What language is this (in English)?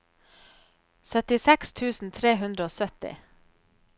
Norwegian